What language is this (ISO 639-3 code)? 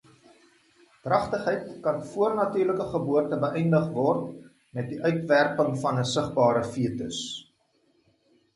afr